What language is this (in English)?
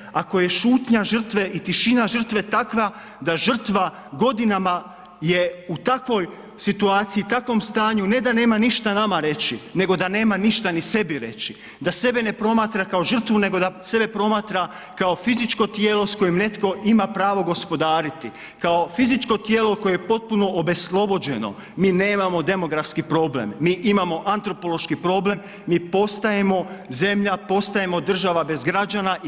Croatian